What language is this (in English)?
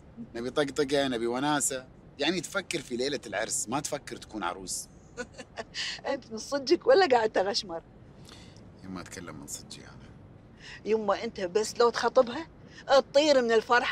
Arabic